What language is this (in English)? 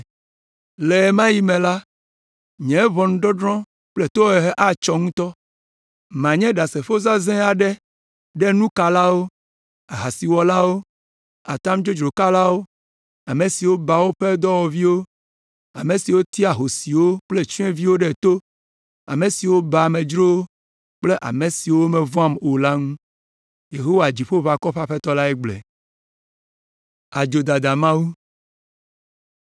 Ewe